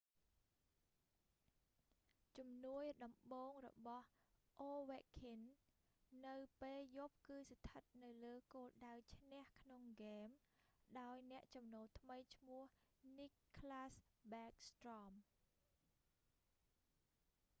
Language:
Khmer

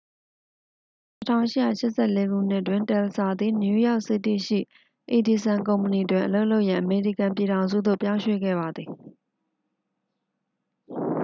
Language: Burmese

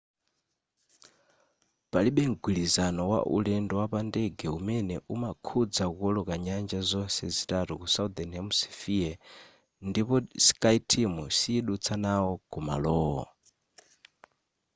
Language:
Nyanja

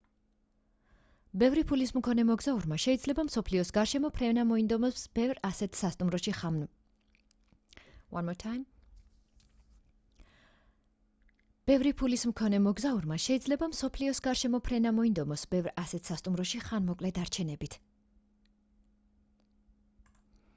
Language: Georgian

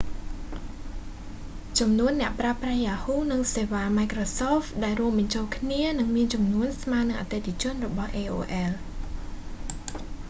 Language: Khmer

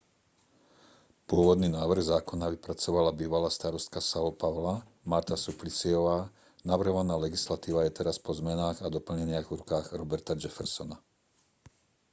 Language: Slovak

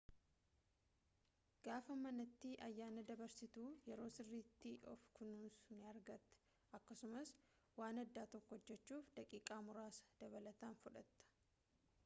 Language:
Oromo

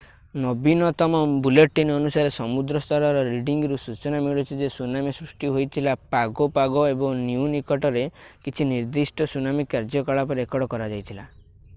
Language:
Odia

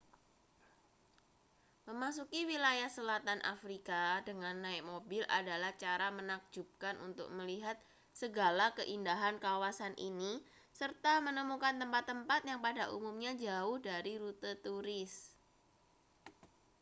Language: Indonesian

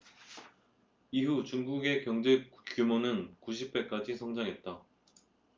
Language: Korean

